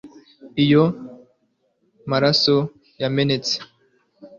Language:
Kinyarwanda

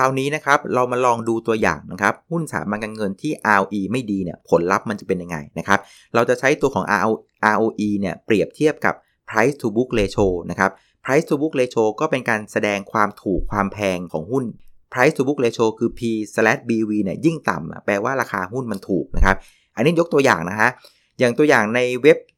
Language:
Thai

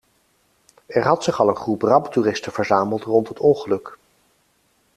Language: Dutch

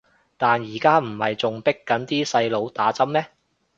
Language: Cantonese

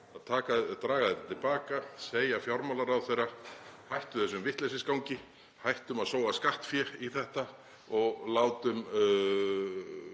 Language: Icelandic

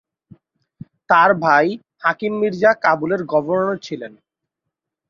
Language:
Bangla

